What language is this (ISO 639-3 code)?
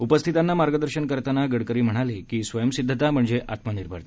mar